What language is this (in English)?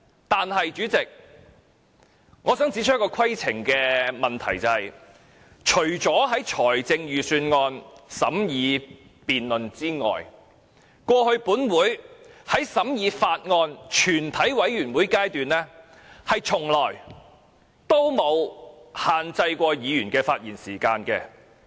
Cantonese